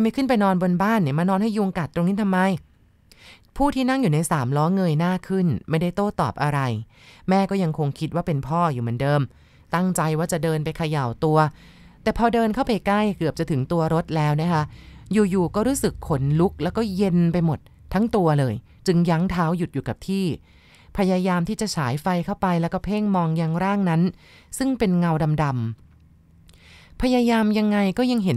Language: Thai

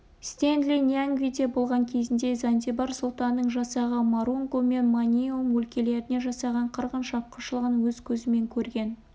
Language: Kazakh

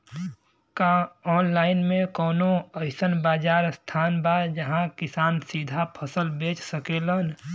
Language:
Bhojpuri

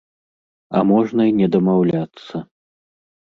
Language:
Belarusian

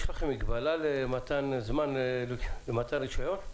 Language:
Hebrew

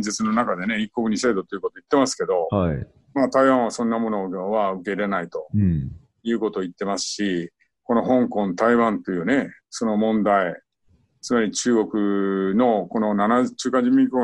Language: Japanese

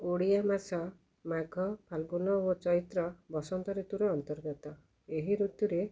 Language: Odia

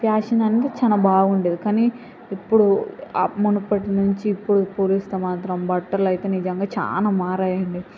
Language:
Telugu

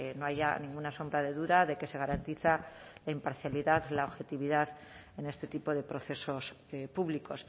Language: Spanish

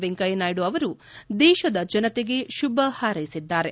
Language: Kannada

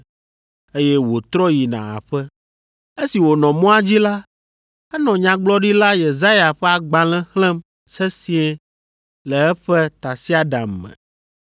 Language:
Ewe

